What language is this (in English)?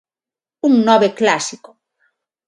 Galician